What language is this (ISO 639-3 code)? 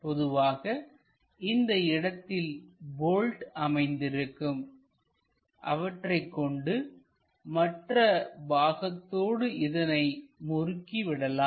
tam